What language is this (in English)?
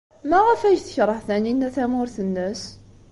Kabyle